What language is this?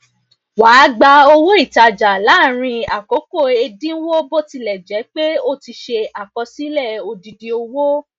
Yoruba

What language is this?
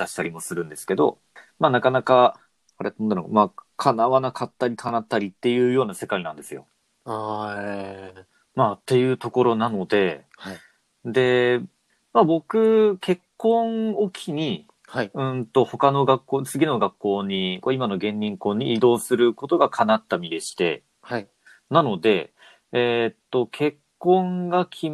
Japanese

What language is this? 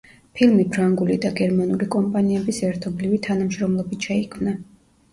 Georgian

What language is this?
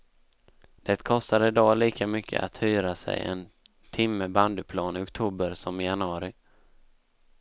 Swedish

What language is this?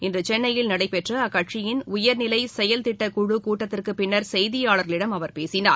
Tamil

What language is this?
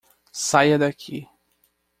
Portuguese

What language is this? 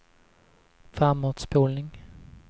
Swedish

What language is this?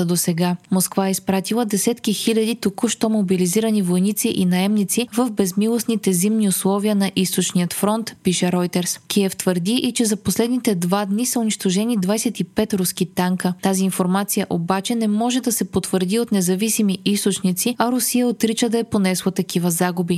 Bulgarian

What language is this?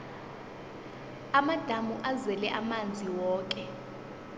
South Ndebele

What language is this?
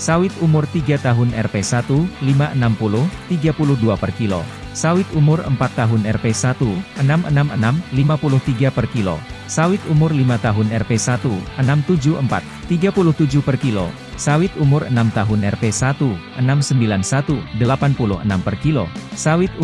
Indonesian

